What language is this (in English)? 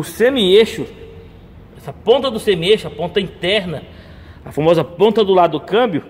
Portuguese